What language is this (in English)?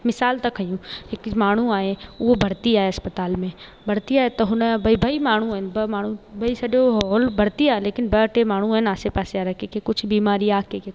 Sindhi